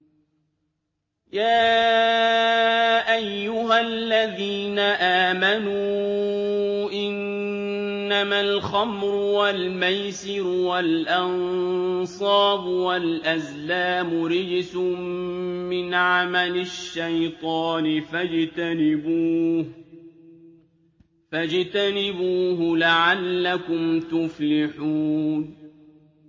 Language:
Arabic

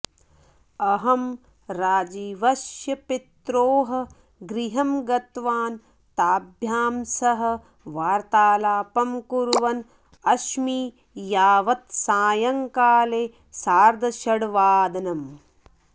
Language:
Sanskrit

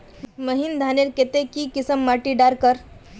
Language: Magahi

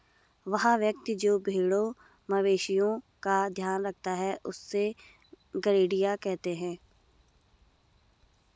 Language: Hindi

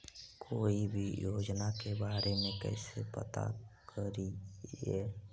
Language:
Magahi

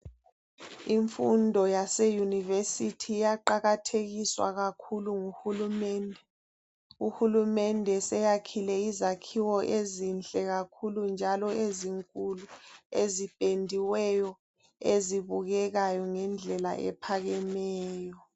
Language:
North Ndebele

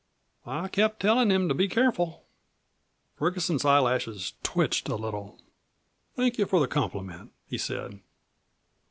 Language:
English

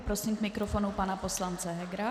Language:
Czech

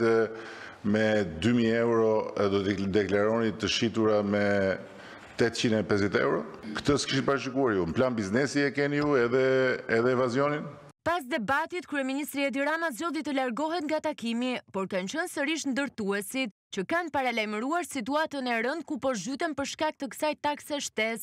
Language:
Romanian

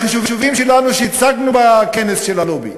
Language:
Hebrew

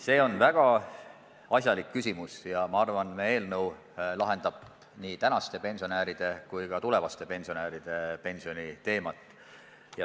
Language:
Estonian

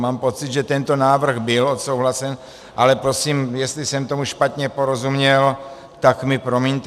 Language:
Czech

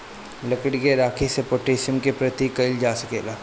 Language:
Bhojpuri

